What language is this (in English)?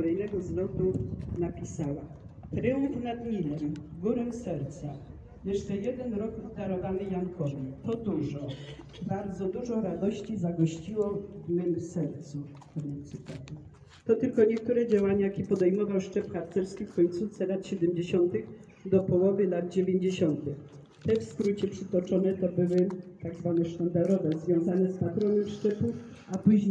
Polish